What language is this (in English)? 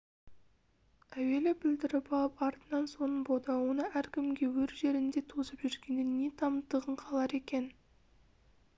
Kazakh